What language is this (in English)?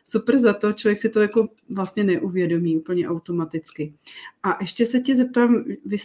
Czech